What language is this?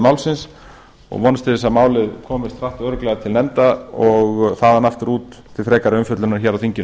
Icelandic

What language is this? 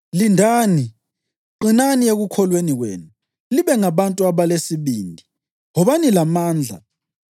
North Ndebele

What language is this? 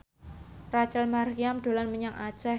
Javanese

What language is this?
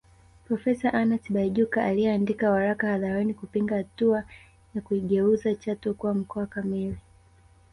Swahili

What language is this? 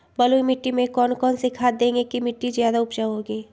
Magahi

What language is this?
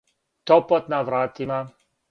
Serbian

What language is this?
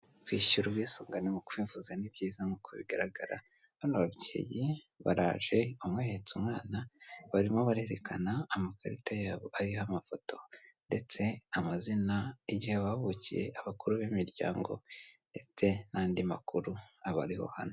Kinyarwanda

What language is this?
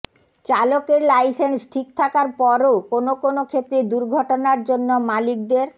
Bangla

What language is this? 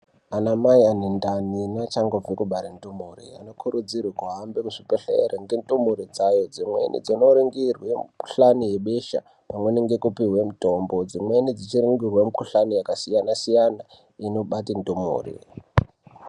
Ndau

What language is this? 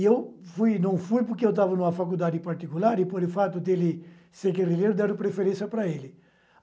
Portuguese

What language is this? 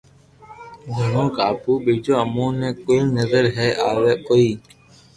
Loarki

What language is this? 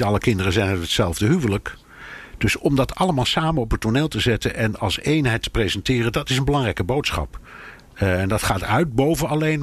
Dutch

